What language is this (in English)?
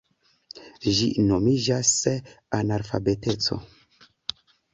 Esperanto